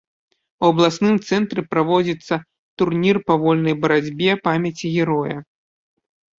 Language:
Belarusian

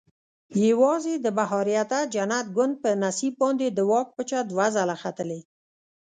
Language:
Pashto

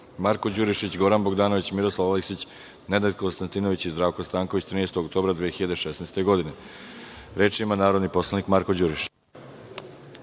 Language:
Serbian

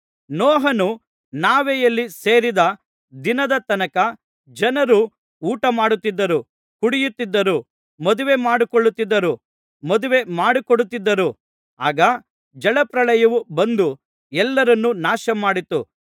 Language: Kannada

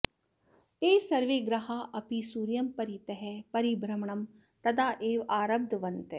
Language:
Sanskrit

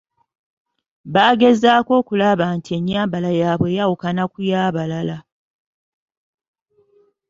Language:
Ganda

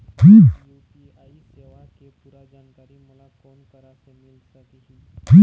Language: Chhattisgarhi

